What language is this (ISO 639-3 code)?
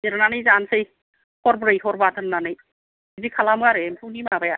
brx